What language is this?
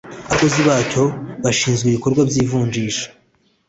Kinyarwanda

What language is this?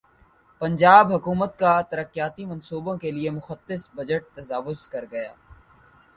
Urdu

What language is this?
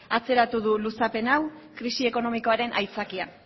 Basque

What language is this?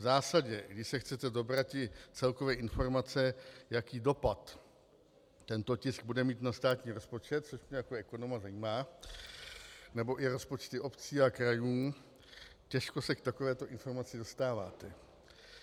Czech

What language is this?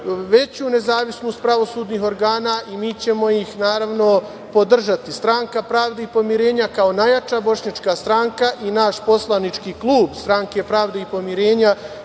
Serbian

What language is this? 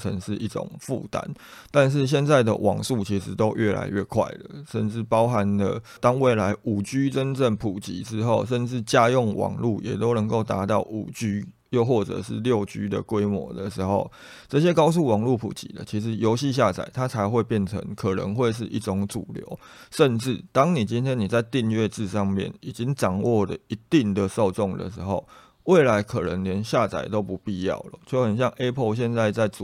Chinese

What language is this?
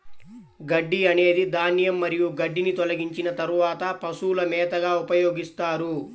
Telugu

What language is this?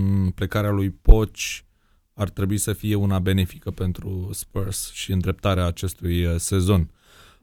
Romanian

